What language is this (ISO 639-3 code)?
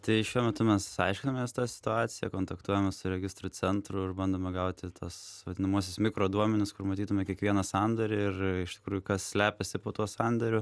lit